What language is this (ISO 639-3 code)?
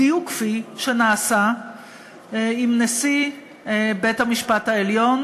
heb